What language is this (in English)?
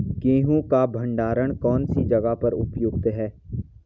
Hindi